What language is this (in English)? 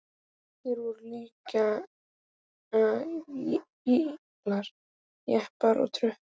Icelandic